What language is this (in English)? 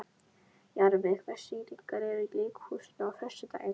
Icelandic